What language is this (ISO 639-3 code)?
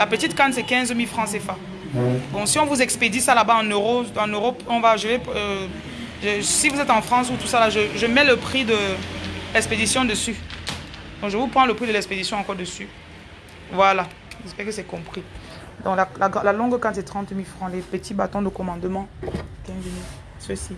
fra